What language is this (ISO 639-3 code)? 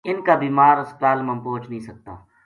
gju